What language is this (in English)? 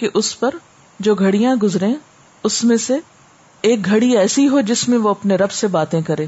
Urdu